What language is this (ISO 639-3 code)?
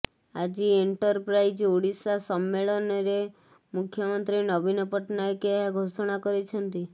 ori